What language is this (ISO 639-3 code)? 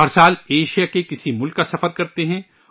urd